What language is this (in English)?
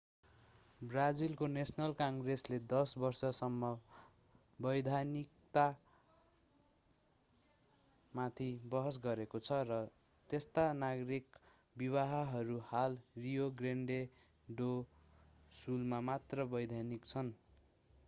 Nepali